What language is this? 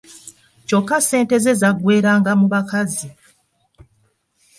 Ganda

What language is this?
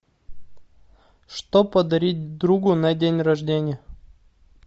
Russian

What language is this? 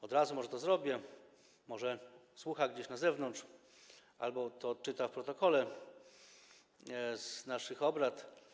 Polish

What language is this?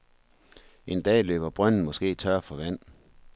Danish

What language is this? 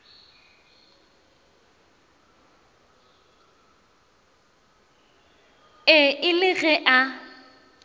Northern Sotho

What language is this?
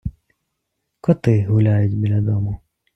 Ukrainian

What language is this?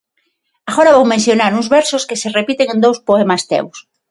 Galician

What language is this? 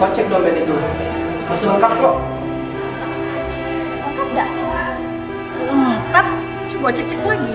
Indonesian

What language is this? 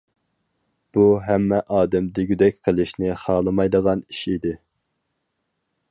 Uyghur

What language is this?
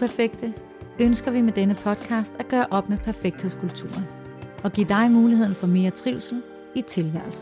Danish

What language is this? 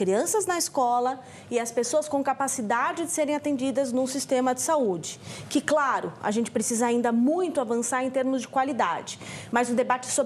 Portuguese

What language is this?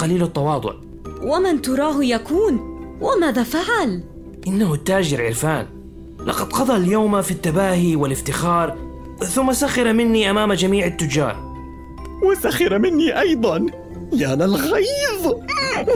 Arabic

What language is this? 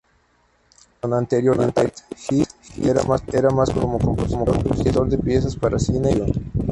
Spanish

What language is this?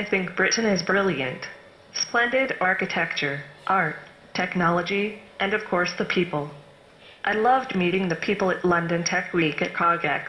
Dutch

